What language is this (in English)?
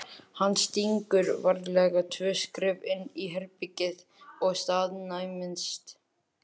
Icelandic